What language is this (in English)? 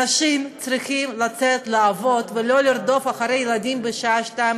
Hebrew